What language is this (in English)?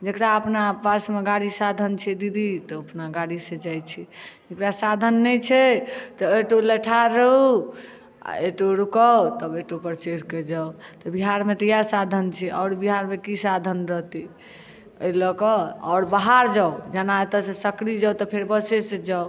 Maithili